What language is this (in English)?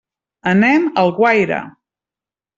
Catalan